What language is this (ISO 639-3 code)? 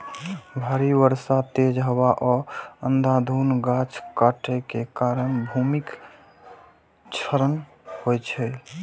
mai